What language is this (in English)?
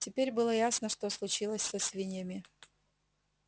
Russian